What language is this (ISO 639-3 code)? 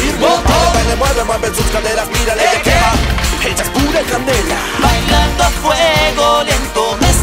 tha